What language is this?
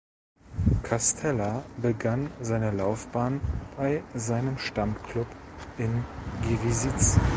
German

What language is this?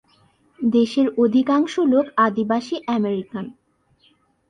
Bangla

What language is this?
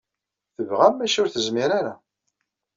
Kabyle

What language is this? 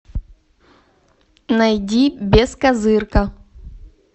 Russian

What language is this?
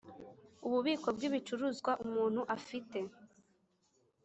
Kinyarwanda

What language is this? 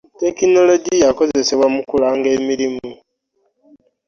Ganda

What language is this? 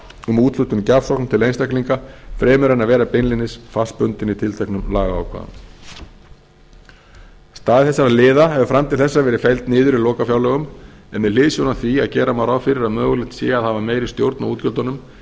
Icelandic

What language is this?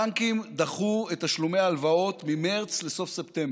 Hebrew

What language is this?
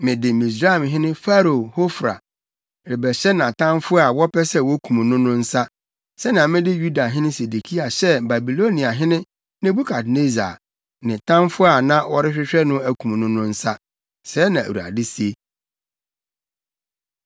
Akan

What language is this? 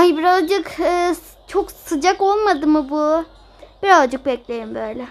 Turkish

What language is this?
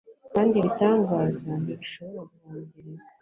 Kinyarwanda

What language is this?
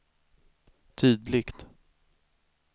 Swedish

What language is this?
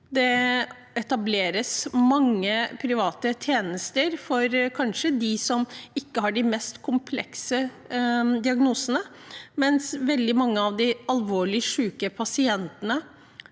Norwegian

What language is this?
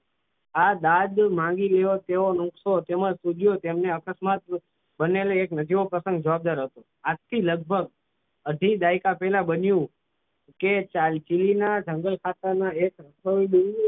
Gujarati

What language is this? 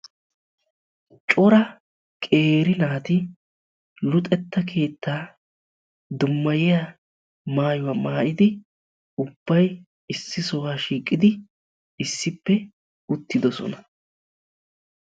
Wolaytta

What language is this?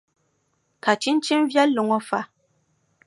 Dagbani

